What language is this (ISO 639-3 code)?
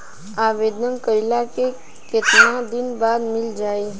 bho